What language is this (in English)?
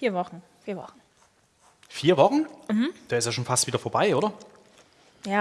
German